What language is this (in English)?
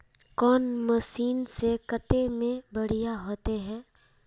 Magahi